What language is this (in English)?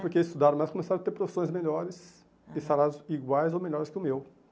Portuguese